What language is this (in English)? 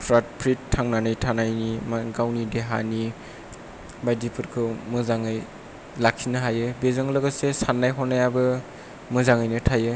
Bodo